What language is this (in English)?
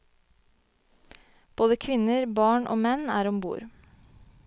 Norwegian